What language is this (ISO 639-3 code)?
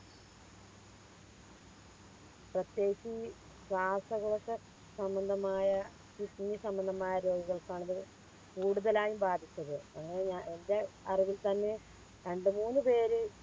mal